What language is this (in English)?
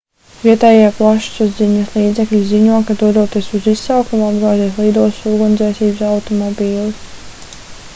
Latvian